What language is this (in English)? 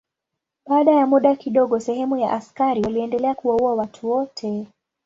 Swahili